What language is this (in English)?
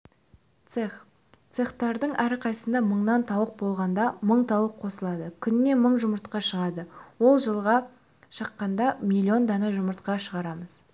Kazakh